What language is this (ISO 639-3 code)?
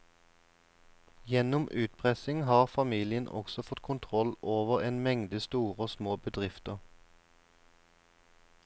nor